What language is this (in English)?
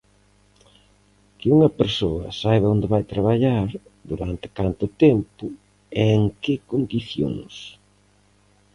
Galician